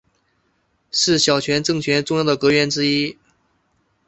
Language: Chinese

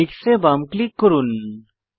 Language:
Bangla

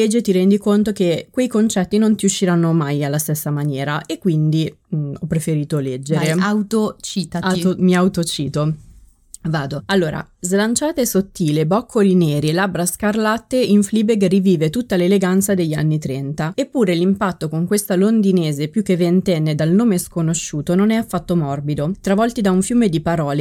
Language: Italian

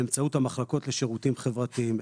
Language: Hebrew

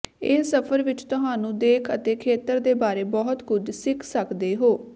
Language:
Punjabi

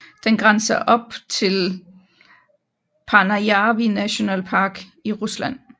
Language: Danish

